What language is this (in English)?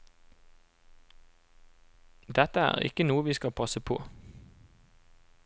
Norwegian